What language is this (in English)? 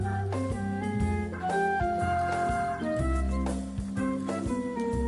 Welsh